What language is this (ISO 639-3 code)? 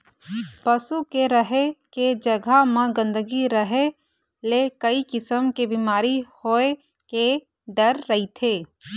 hne